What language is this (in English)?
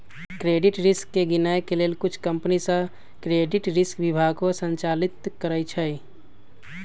Magahi